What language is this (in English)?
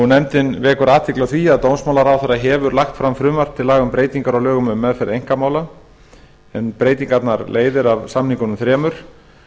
Icelandic